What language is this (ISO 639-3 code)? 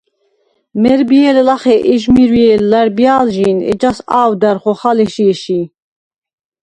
sva